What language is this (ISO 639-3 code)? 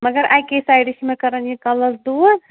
kas